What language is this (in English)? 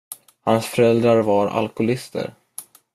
Swedish